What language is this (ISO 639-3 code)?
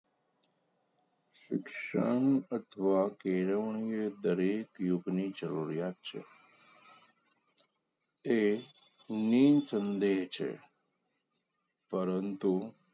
guj